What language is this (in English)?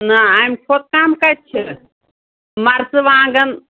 Kashmiri